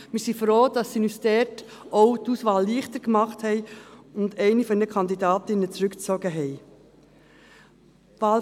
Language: Swiss German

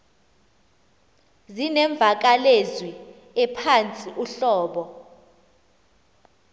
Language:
Xhosa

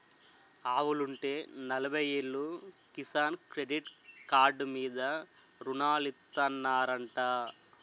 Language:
Telugu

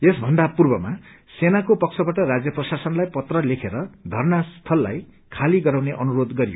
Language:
Nepali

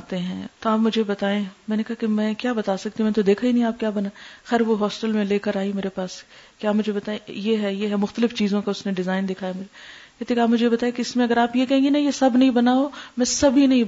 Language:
Urdu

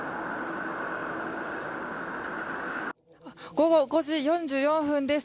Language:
Japanese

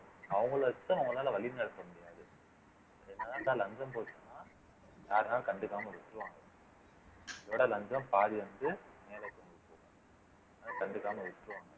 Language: Tamil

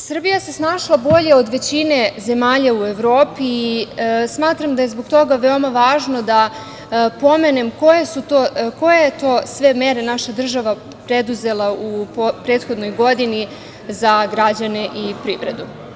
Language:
Serbian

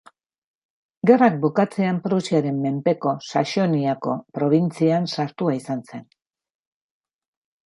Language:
Basque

